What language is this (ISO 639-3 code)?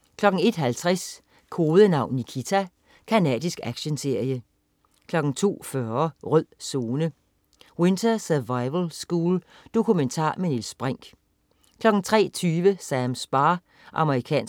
dan